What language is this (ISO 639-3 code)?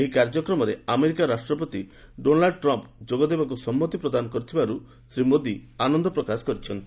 ori